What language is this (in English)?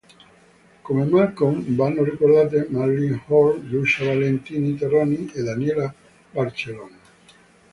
Italian